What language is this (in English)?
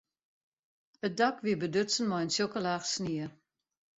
Western Frisian